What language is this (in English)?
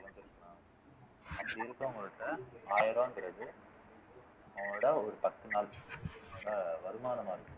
Tamil